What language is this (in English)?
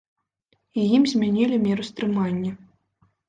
Belarusian